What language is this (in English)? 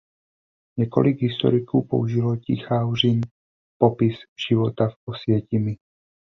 Czech